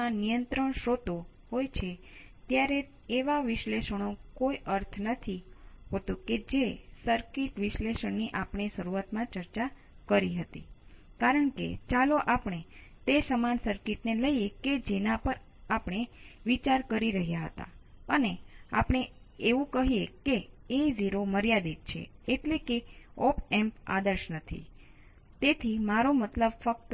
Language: Gujarati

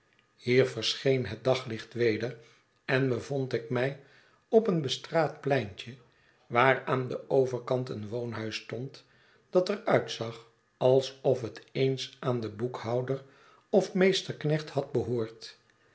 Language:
Dutch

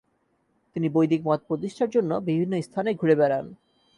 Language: Bangla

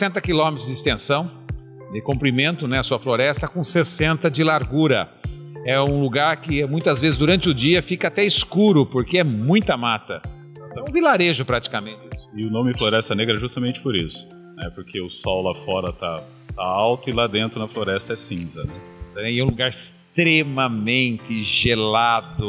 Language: Portuguese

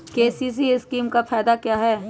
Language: Magahi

